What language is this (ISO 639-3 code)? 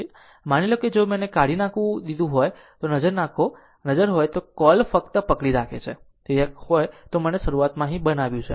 guj